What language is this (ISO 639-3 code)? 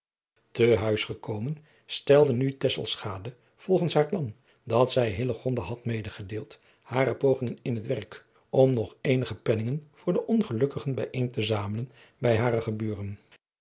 nld